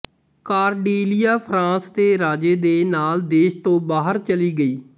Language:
Punjabi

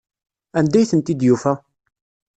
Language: Kabyle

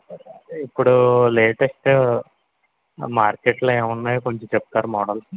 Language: Telugu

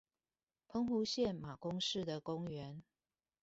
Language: Chinese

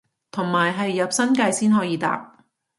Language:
Cantonese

